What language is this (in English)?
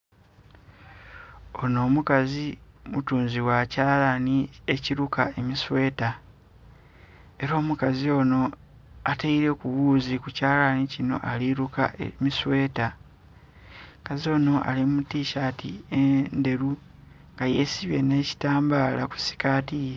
Soga